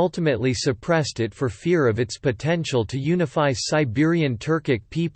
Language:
English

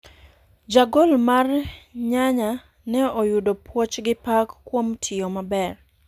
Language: Luo (Kenya and Tanzania)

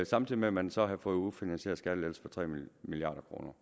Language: Danish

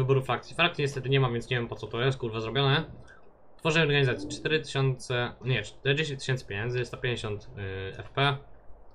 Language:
Polish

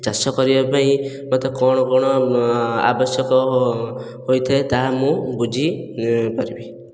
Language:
Odia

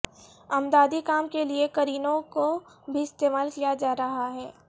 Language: Urdu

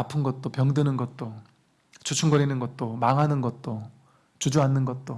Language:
Korean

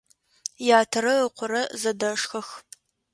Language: Adyghe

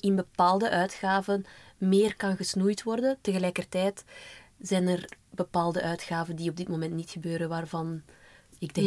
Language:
Dutch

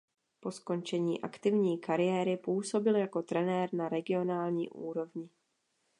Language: Czech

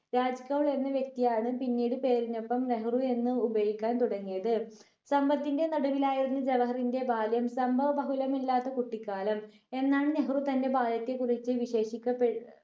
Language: Malayalam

